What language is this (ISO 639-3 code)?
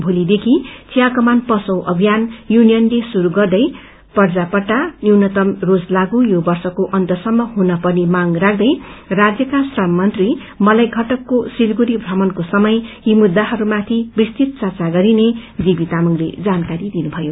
nep